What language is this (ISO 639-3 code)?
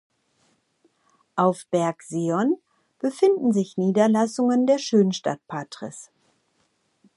deu